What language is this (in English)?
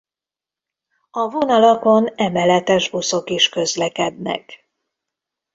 Hungarian